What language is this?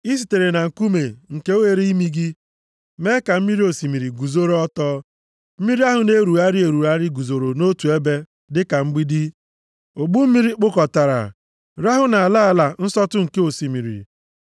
Igbo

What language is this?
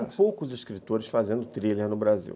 Portuguese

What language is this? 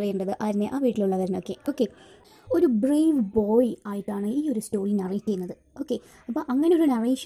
Hindi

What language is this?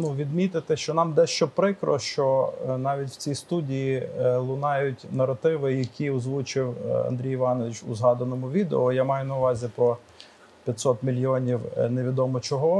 Ukrainian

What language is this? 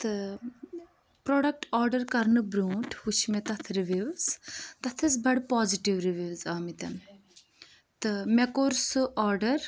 Kashmiri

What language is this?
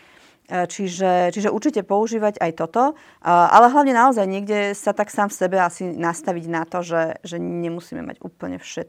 Slovak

